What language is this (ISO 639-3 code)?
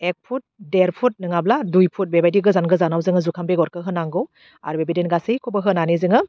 brx